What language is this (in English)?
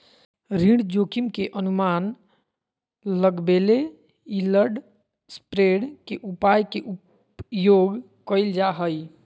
Magahi